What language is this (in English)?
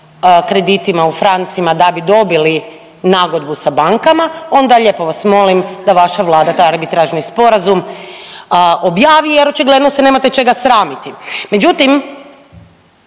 Croatian